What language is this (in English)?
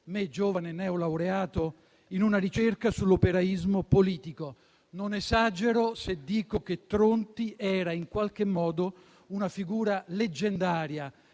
Italian